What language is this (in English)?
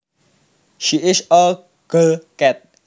Javanese